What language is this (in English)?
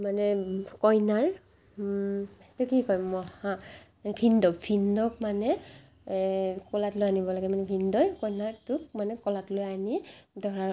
Assamese